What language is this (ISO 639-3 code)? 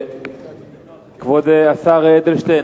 heb